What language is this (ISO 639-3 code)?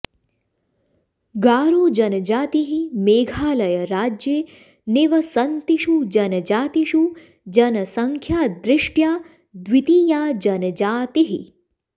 san